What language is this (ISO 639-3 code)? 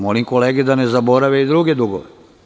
srp